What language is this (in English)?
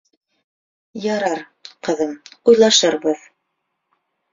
Bashkir